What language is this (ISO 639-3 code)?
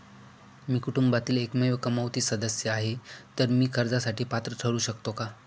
mar